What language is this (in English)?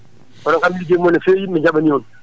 Fula